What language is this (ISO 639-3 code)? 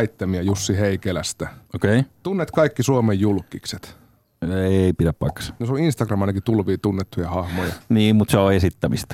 fin